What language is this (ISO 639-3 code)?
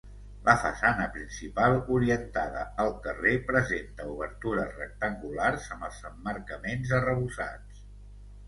cat